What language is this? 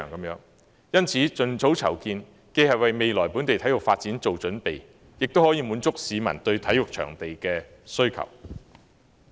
Cantonese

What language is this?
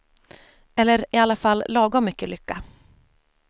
Swedish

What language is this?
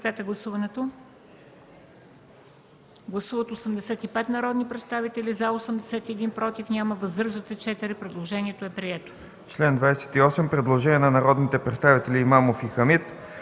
Bulgarian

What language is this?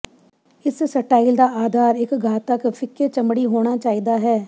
Punjabi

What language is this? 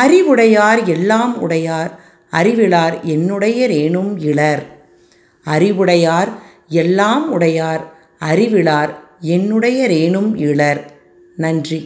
Tamil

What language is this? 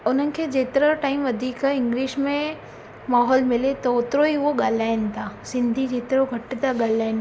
Sindhi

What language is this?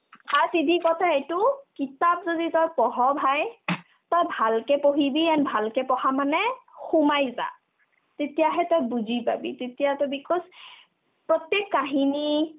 Assamese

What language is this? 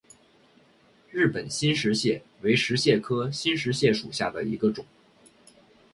Chinese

